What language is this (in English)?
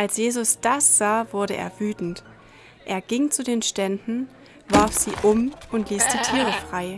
German